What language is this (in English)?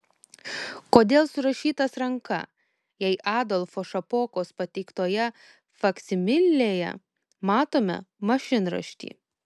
Lithuanian